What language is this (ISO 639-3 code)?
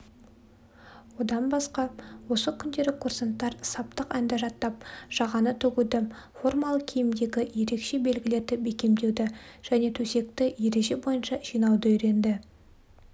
kaz